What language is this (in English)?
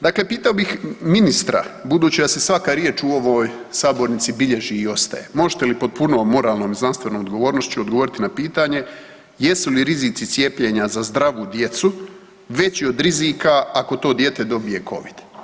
Croatian